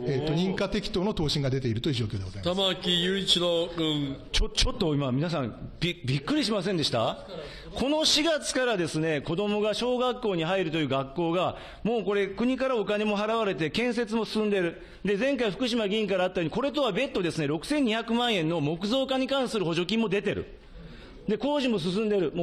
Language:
Japanese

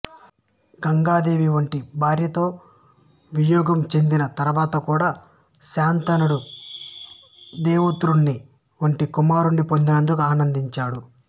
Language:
Telugu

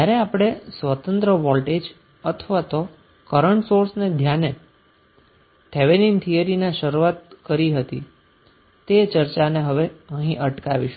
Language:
Gujarati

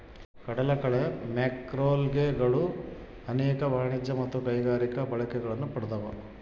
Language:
Kannada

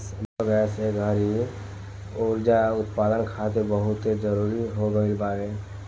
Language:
Bhojpuri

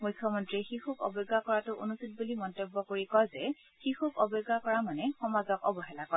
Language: Assamese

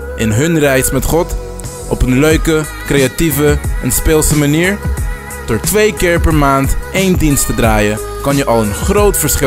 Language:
Dutch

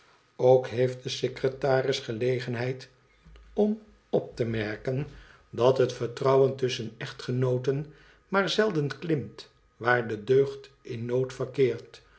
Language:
Dutch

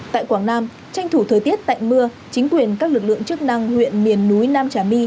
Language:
Vietnamese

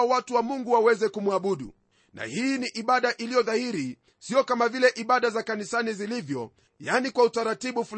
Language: Swahili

